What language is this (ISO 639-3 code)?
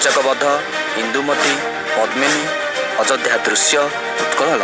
ori